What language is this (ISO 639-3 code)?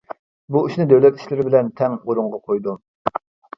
uig